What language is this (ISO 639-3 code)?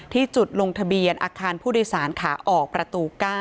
tha